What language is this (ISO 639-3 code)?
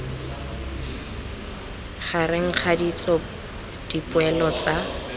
tsn